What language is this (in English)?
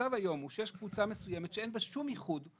Hebrew